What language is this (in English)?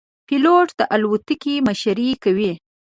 Pashto